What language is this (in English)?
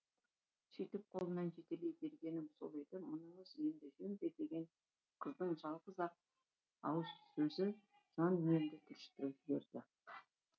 Kazakh